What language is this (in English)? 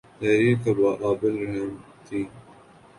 Urdu